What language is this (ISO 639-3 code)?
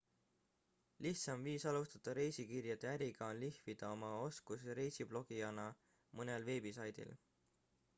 est